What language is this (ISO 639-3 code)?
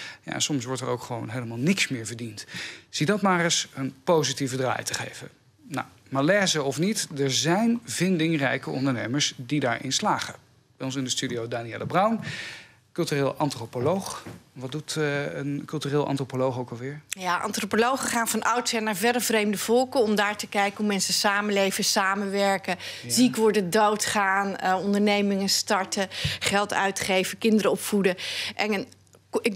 nld